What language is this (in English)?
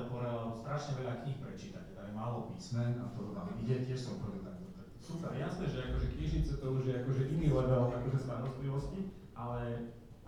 Slovak